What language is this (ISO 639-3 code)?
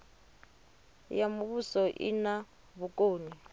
ven